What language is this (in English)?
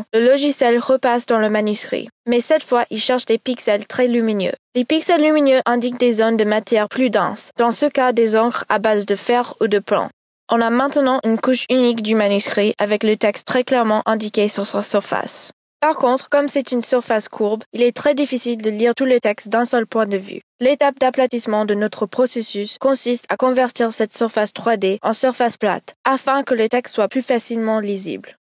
French